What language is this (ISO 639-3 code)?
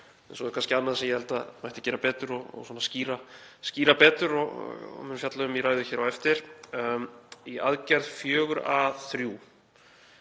isl